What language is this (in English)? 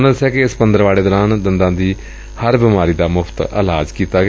Punjabi